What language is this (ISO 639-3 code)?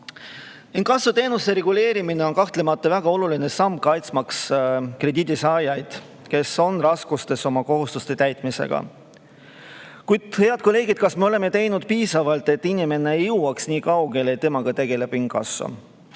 est